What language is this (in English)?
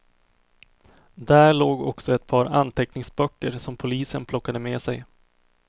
Swedish